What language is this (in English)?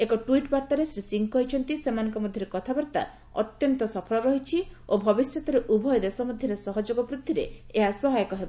Odia